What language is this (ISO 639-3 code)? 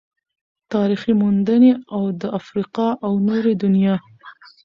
pus